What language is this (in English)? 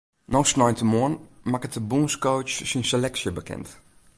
Western Frisian